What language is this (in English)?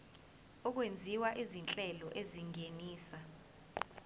Zulu